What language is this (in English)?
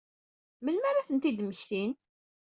Kabyle